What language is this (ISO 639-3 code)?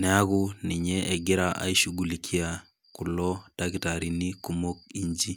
mas